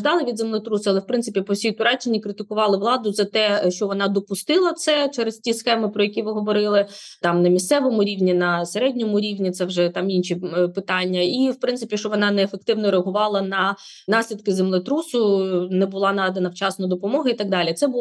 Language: Ukrainian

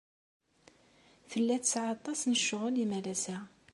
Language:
Kabyle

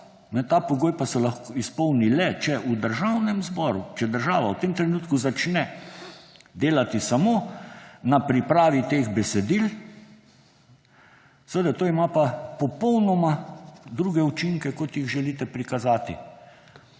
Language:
Slovenian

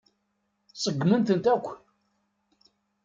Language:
Kabyle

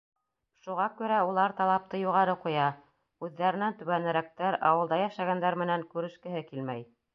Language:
Bashkir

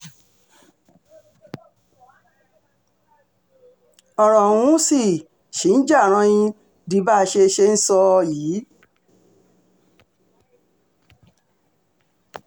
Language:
Yoruba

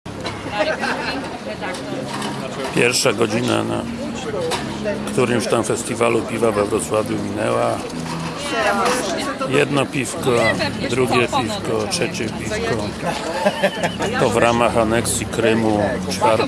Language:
Polish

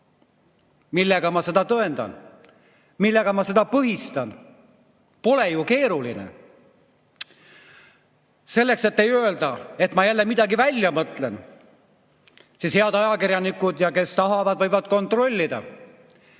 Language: Estonian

